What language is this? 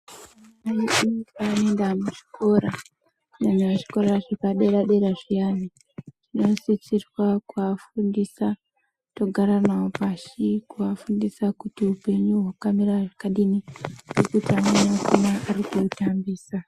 Ndau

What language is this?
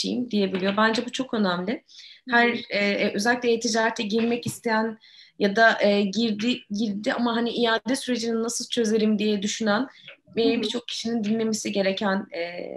Turkish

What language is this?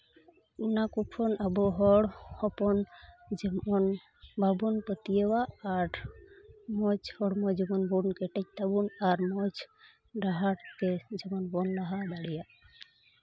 Santali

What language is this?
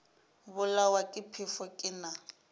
Northern Sotho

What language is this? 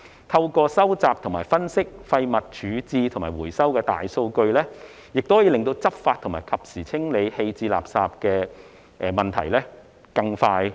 Cantonese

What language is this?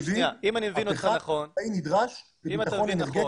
Hebrew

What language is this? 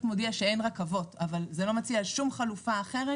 Hebrew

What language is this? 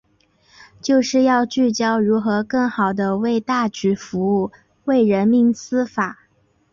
Chinese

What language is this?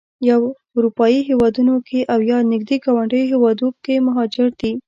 Pashto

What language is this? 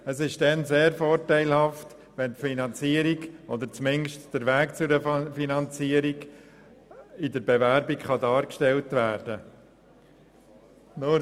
Swiss German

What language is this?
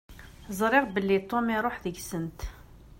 Kabyle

